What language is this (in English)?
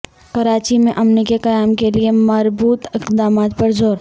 Urdu